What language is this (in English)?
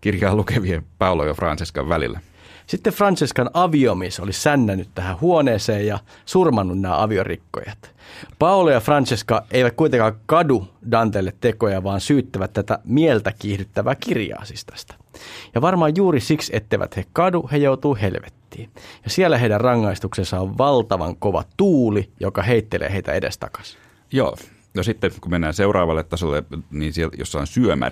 Finnish